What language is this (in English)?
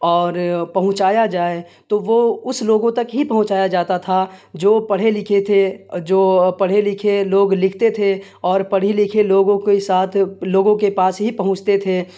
Urdu